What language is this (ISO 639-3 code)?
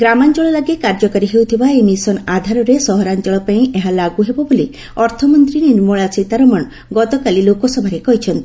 ori